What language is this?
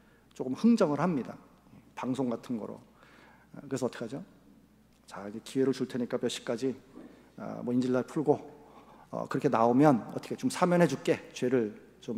Korean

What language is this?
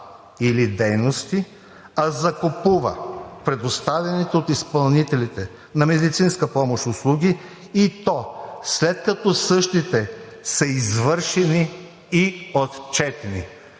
Bulgarian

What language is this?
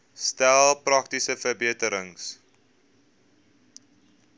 Afrikaans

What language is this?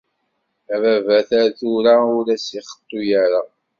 Kabyle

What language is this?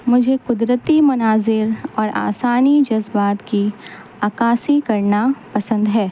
Urdu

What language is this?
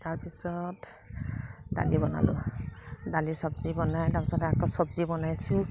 Assamese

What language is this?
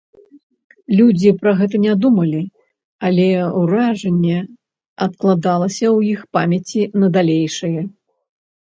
Belarusian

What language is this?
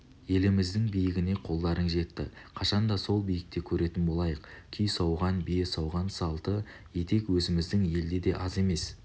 Kazakh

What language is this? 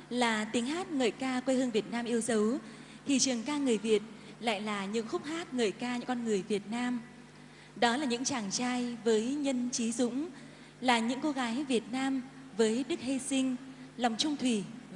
Vietnamese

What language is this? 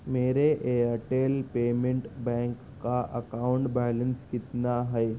Urdu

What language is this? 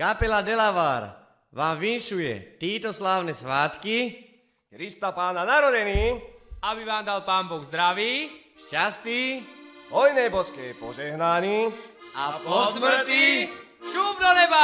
Slovak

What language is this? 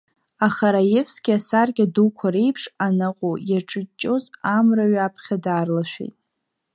Abkhazian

